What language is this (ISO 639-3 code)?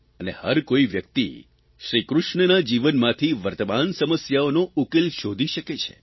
guj